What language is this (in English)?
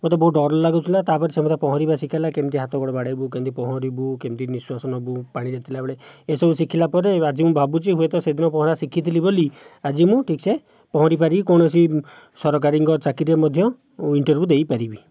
Odia